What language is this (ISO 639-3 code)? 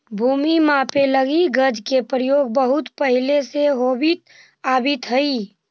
mag